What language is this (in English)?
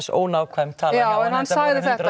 Icelandic